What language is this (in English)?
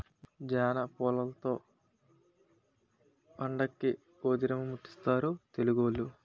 Telugu